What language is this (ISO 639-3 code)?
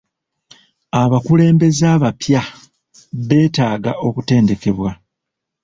lug